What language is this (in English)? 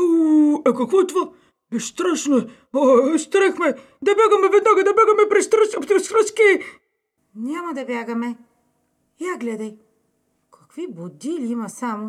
Bulgarian